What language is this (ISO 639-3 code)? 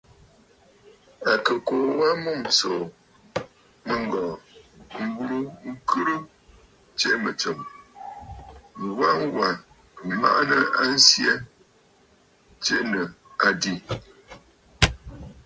bfd